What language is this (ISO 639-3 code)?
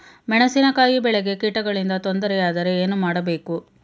kan